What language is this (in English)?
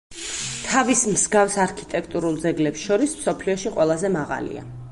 Georgian